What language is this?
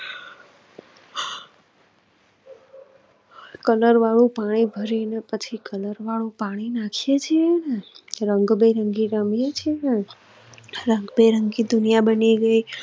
Gujarati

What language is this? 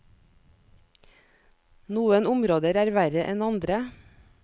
Norwegian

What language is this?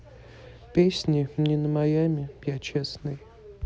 Russian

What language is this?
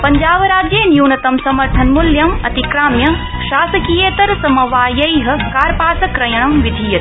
Sanskrit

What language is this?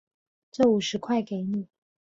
Chinese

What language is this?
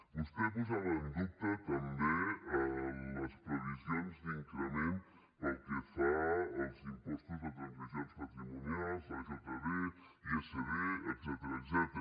Catalan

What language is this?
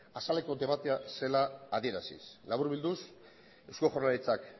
Basque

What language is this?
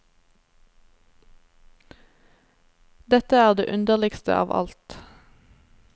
Norwegian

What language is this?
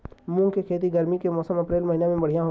Bhojpuri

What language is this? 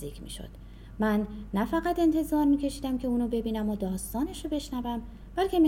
Persian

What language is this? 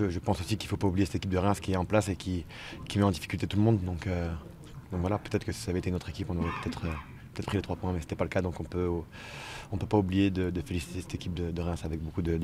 French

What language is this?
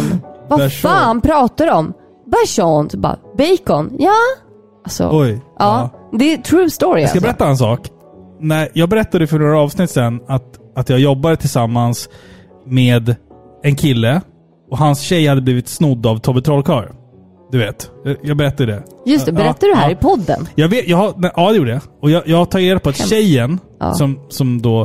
Swedish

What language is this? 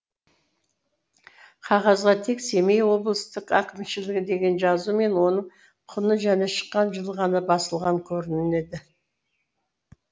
Kazakh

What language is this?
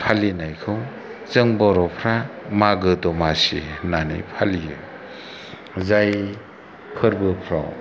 Bodo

